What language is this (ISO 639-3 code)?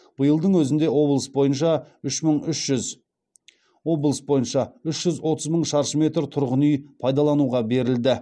kaz